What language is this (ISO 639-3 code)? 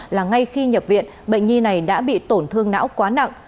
vie